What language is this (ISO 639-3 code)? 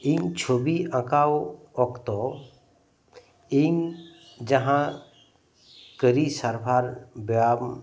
sat